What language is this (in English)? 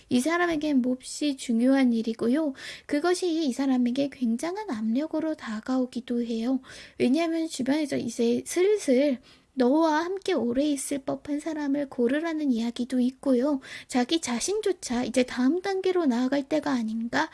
Korean